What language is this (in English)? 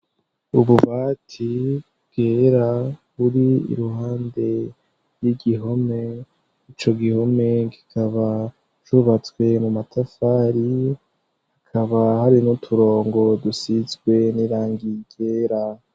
Rundi